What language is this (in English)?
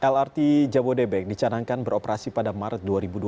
Indonesian